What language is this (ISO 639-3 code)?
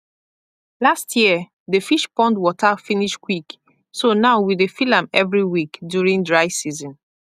pcm